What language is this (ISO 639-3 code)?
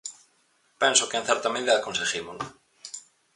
glg